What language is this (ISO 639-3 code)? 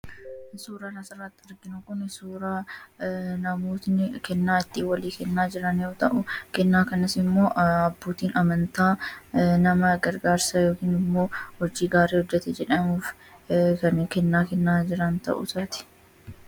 orm